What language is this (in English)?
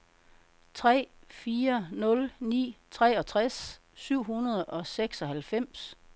Danish